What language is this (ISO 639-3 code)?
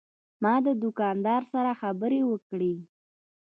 pus